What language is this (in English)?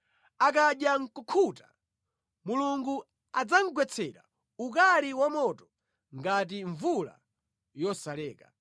Nyanja